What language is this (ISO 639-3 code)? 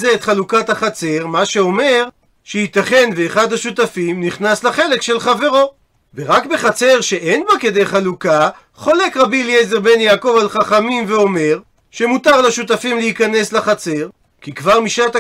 heb